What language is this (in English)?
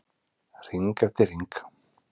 Icelandic